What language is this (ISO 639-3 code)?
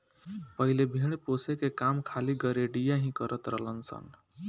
bho